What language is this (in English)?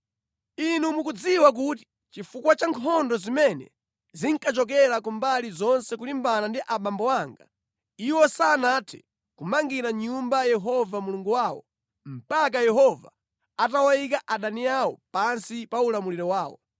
Nyanja